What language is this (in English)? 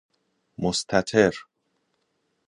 Persian